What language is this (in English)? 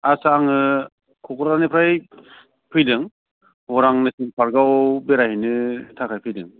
Bodo